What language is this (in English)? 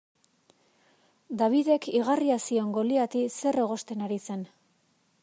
Basque